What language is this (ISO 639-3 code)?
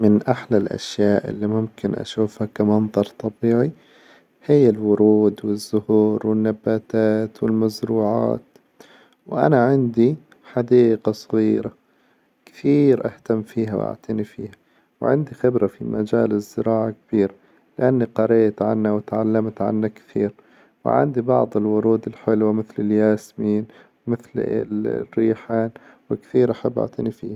acw